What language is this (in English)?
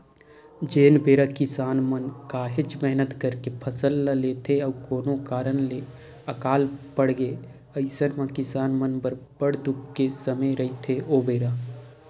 Chhattisgarhi